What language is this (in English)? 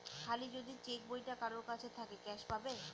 Bangla